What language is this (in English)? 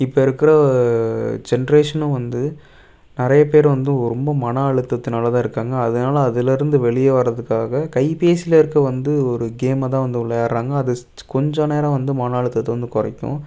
Tamil